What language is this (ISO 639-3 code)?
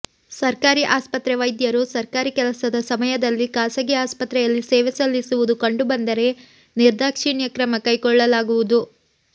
kan